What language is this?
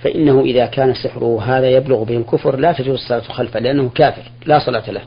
Arabic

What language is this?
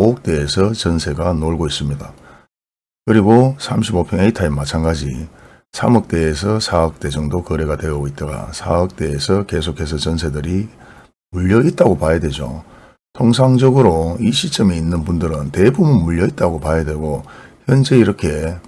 Korean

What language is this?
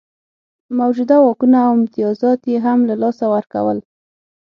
Pashto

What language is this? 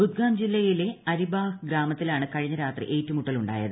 Malayalam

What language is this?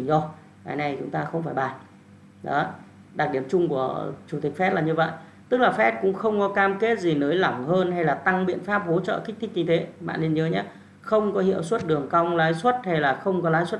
Vietnamese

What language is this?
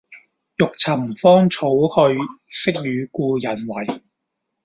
Cantonese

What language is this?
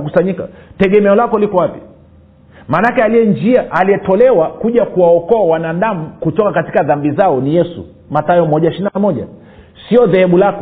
Swahili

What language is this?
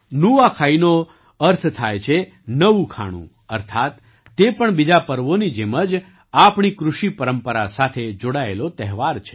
Gujarati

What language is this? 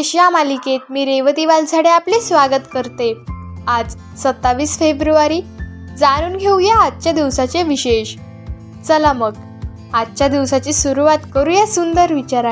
Marathi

